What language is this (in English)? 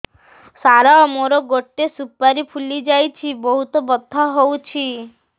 Odia